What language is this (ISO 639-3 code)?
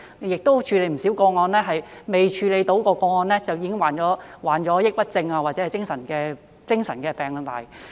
yue